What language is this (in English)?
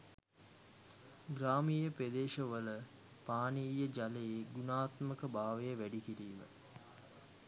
Sinhala